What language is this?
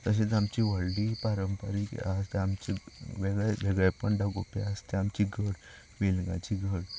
Konkani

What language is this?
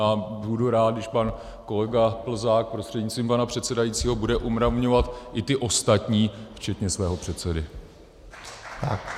Czech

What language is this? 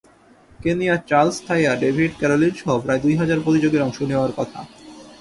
Bangla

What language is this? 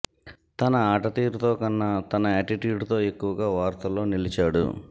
Telugu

